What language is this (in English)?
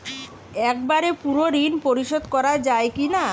Bangla